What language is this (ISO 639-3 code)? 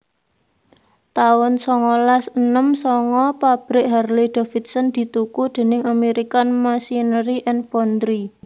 jav